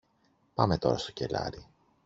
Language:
Greek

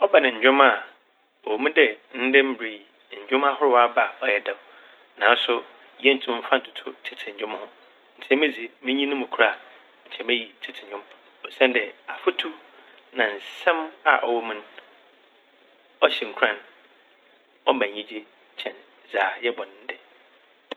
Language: Akan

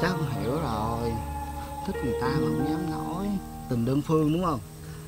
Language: Vietnamese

